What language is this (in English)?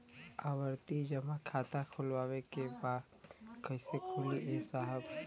Bhojpuri